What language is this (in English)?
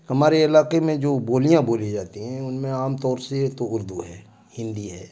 Urdu